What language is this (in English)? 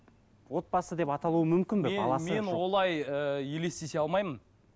Kazakh